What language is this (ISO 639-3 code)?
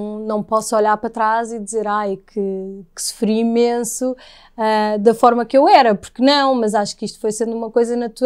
por